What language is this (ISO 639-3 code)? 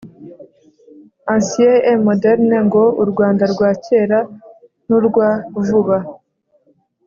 kin